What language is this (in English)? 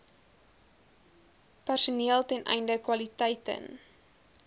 Afrikaans